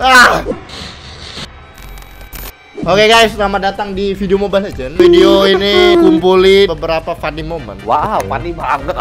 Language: Indonesian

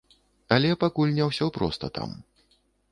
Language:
Belarusian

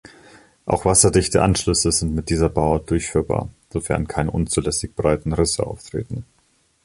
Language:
German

